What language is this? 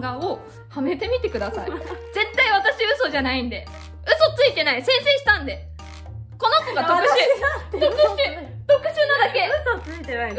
Japanese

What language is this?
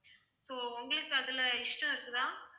Tamil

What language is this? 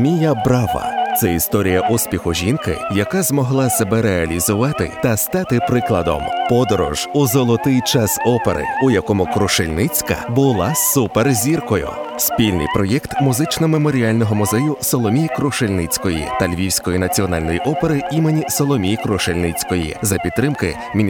Ukrainian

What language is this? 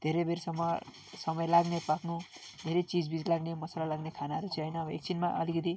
Nepali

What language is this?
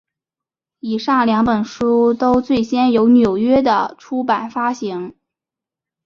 Chinese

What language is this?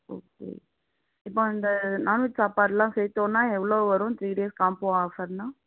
Tamil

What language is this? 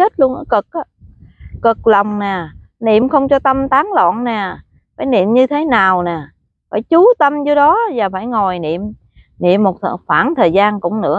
Vietnamese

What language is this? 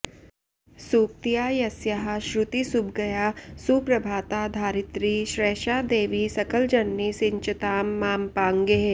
Sanskrit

